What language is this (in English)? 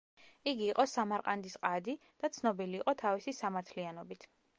Georgian